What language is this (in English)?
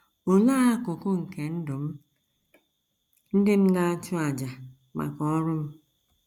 Igbo